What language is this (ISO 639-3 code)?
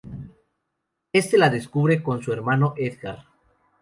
spa